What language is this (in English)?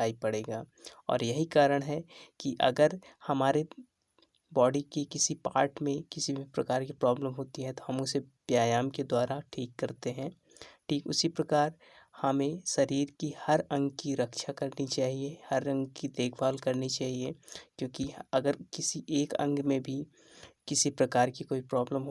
Hindi